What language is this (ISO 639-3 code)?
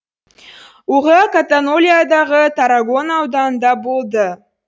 kaz